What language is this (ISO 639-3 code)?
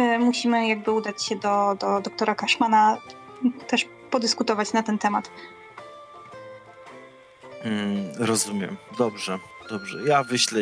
pol